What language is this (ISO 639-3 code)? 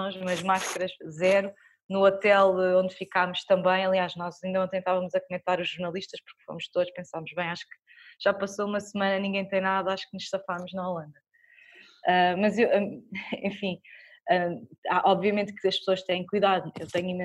por